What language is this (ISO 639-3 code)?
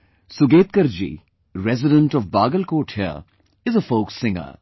eng